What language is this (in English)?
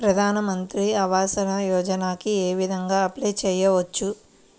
Telugu